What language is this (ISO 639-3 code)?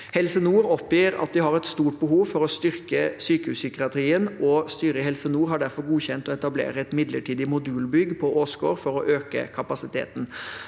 nor